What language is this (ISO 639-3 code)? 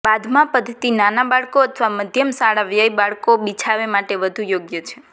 guj